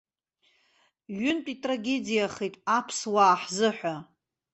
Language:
Abkhazian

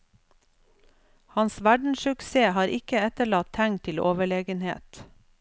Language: Norwegian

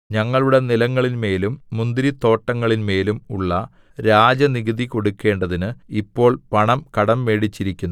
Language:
Malayalam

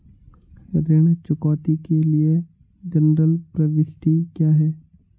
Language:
Hindi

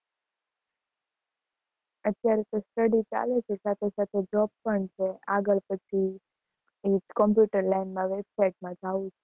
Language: Gujarati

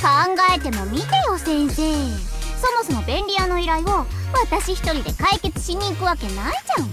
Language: Japanese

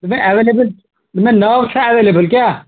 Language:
Kashmiri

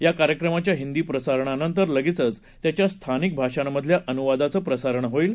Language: Marathi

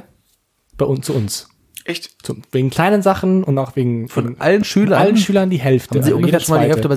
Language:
German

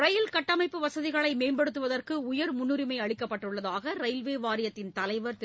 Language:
Tamil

